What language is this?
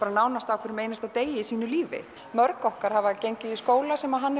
Icelandic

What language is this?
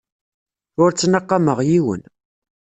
Kabyle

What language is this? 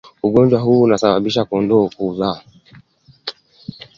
Swahili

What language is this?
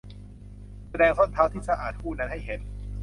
Thai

